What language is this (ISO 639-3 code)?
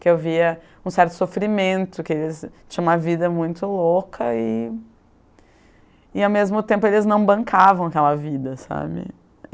por